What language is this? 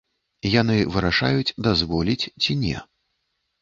Belarusian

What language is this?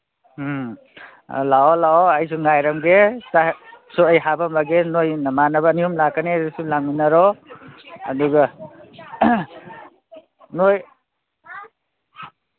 Manipuri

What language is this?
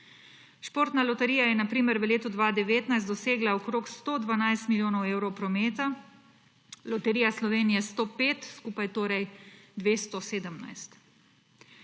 Slovenian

